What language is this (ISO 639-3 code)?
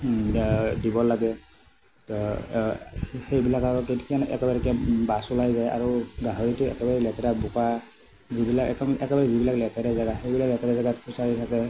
asm